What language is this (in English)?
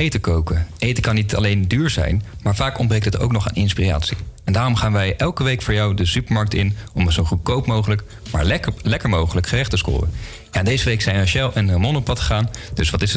Dutch